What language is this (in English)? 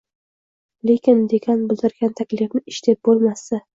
Uzbek